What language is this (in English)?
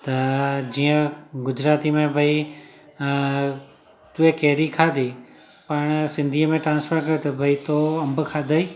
Sindhi